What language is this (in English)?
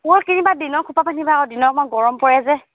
Assamese